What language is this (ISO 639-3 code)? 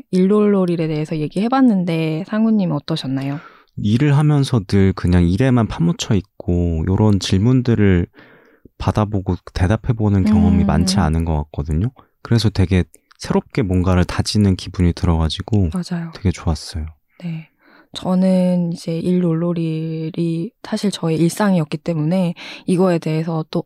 kor